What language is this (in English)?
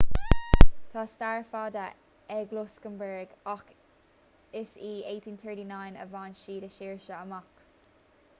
Irish